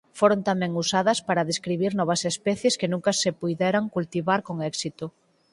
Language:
Galician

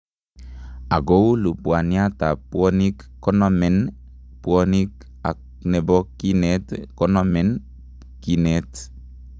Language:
Kalenjin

